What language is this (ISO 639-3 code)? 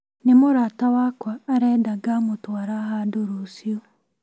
kik